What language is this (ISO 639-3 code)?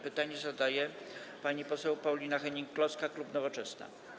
pol